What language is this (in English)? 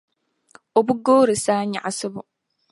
Dagbani